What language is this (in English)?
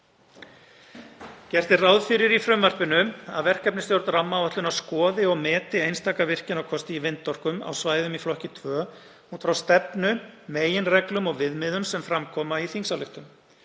Icelandic